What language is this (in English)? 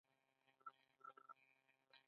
Pashto